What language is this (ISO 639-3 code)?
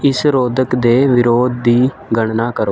pan